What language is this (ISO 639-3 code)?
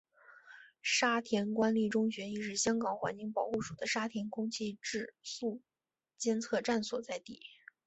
zho